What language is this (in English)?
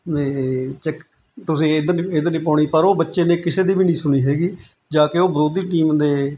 Punjabi